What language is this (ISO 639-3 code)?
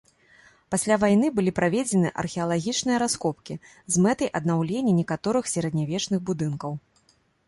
bel